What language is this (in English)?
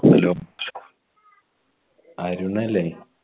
Malayalam